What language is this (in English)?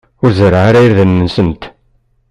Kabyle